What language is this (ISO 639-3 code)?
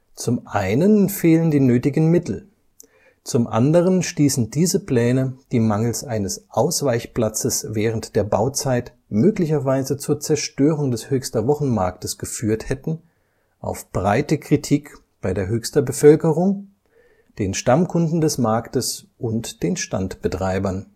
deu